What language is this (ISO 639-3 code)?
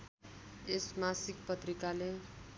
nep